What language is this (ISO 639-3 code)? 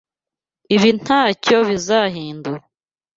kin